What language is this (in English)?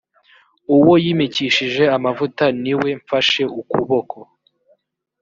Kinyarwanda